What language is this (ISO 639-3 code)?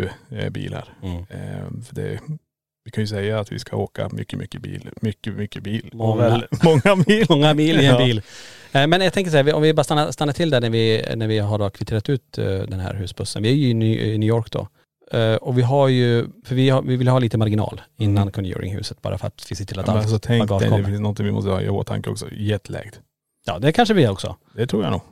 swe